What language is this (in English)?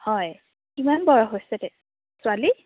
Assamese